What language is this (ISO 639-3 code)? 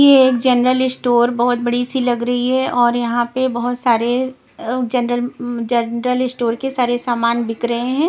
hin